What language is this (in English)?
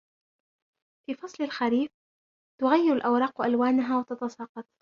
Arabic